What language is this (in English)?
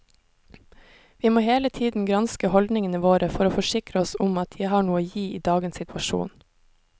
Norwegian